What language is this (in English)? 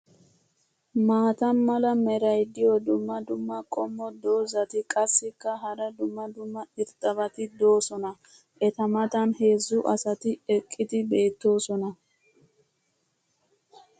Wolaytta